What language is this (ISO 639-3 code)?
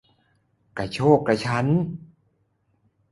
tha